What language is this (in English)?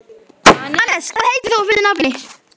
Icelandic